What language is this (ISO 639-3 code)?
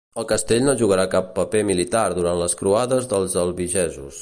cat